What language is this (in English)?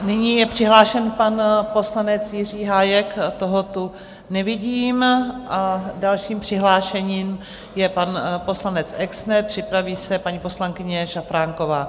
Czech